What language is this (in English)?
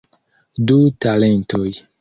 Esperanto